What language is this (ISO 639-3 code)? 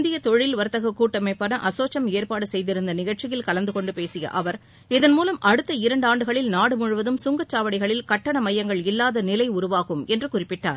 tam